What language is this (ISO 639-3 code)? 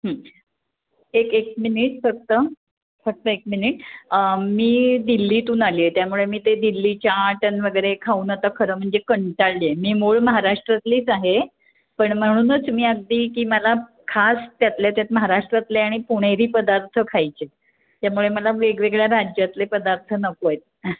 mar